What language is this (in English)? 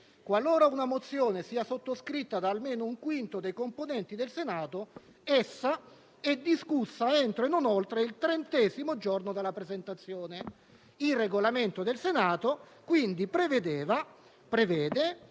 Italian